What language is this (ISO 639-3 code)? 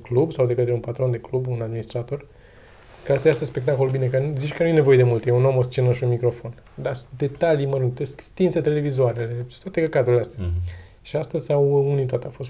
ron